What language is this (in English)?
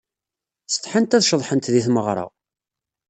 Kabyle